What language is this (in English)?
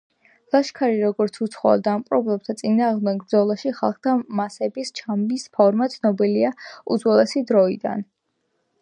Georgian